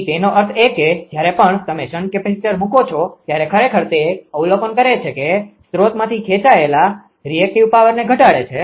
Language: Gujarati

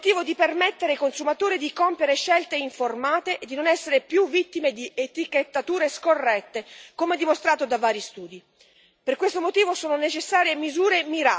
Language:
Italian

